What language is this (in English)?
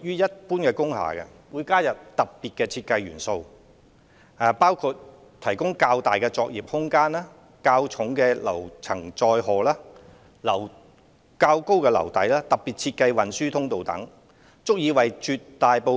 Cantonese